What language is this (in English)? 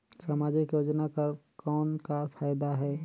Chhattisgarhi